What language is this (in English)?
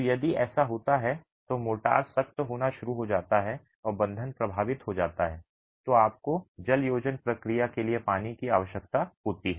Hindi